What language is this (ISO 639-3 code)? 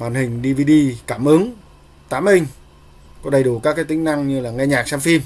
vie